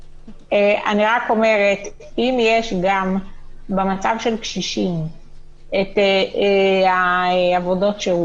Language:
Hebrew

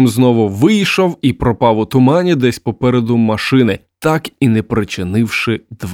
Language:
Ukrainian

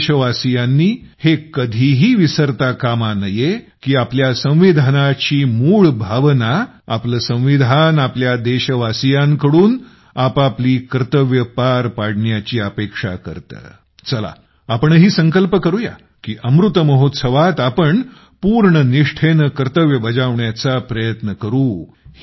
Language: Marathi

